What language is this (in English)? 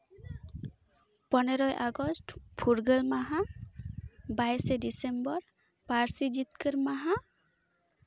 Santali